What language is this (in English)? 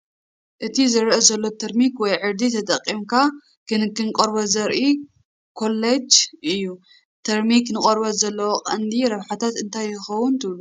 Tigrinya